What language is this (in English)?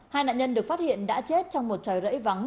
Vietnamese